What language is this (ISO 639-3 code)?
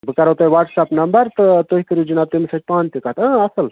kas